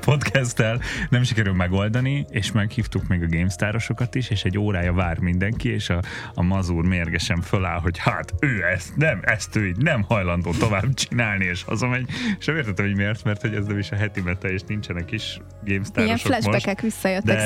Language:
Hungarian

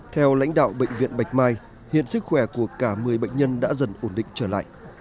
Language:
Vietnamese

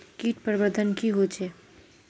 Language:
Magahi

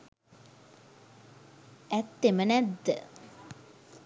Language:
Sinhala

